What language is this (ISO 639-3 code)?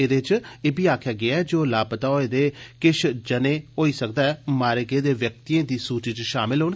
doi